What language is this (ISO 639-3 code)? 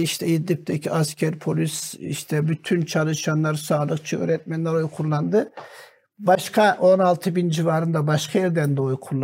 tur